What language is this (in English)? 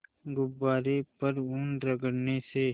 Hindi